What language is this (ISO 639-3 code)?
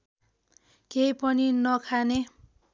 nep